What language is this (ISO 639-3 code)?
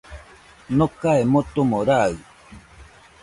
hux